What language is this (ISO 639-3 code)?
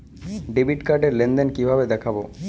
ben